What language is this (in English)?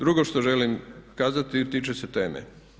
Croatian